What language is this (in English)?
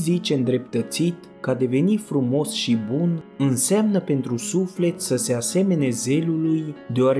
Romanian